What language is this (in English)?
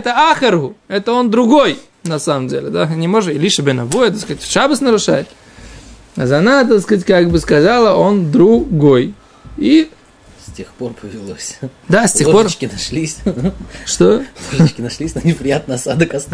Russian